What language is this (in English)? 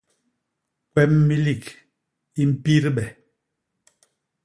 Basaa